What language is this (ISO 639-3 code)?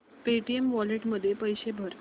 mar